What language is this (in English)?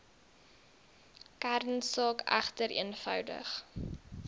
Afrikaans